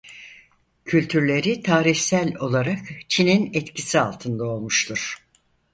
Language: Turkish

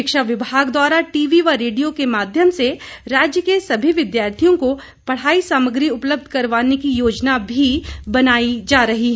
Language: Hindi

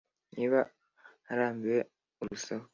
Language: Kinyarwanda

